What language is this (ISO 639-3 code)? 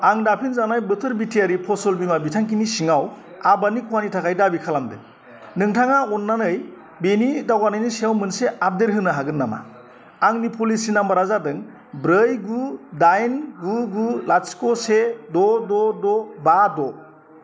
brx